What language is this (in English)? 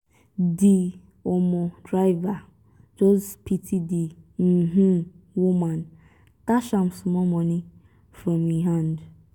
Nigerian Pidgin